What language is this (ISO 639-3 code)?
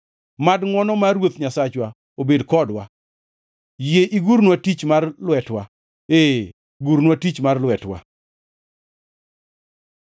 luo